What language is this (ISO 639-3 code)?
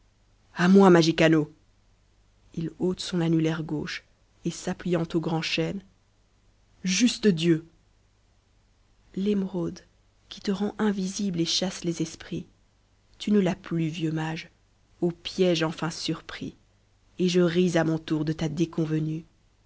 fra